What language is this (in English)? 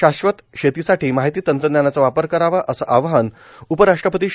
Marathi